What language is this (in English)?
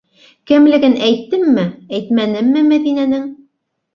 Bashkir